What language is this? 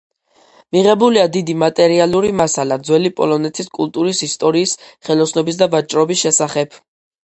Georgian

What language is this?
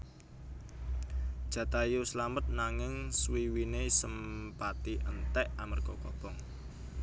Javanese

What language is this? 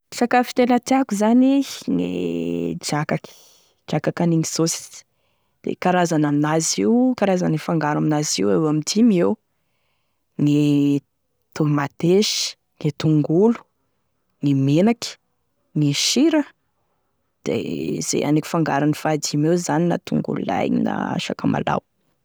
Tesaka Malagasy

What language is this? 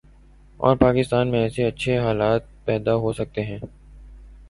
Urdu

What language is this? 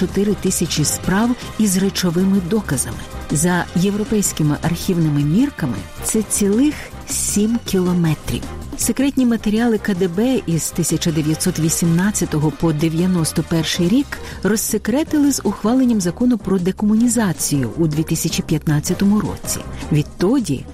Ukrainian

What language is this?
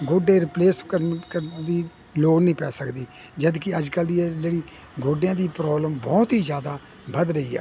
Punjabi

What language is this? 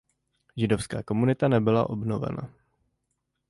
Czech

